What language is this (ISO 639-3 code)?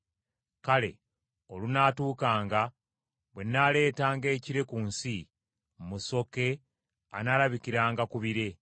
lug